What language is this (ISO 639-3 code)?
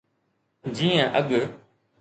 snd